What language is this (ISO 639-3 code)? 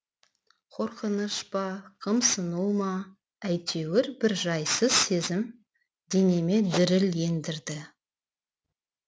kaz